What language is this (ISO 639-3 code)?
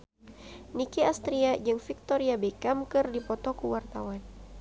sun